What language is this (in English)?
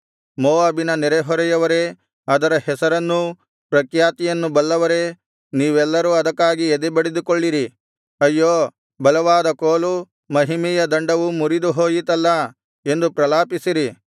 Kannada